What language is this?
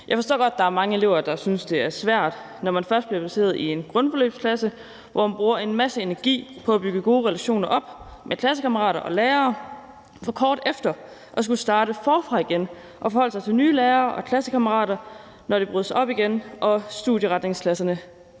Danish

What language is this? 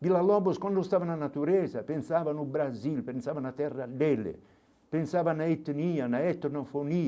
Portuguese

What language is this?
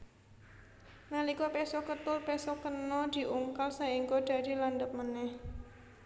Javanese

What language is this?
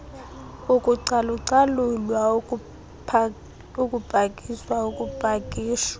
Xhosa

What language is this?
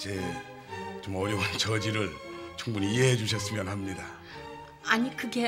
Korean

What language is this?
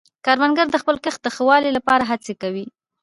Pashto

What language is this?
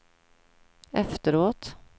Swedish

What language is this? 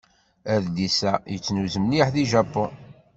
Kabyle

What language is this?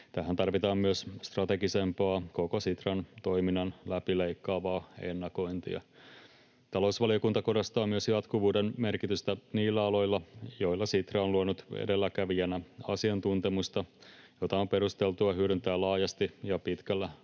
Finnish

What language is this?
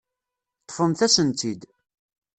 Kabyle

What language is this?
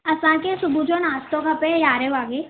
Sindhi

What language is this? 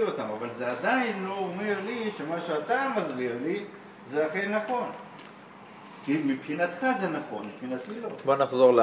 Hebrew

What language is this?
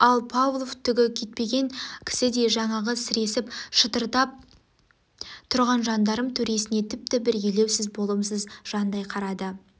Kazakh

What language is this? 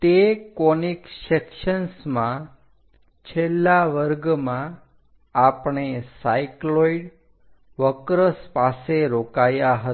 Gujarati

